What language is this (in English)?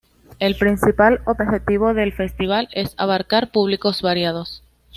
Spanish